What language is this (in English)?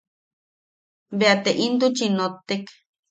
Yaqui